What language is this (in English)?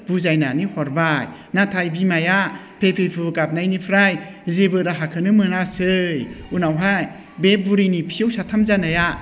Bodo